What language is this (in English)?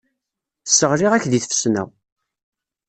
Kabyle